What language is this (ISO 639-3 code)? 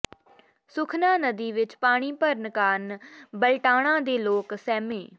pan